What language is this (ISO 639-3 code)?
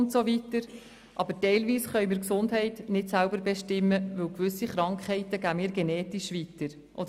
gsw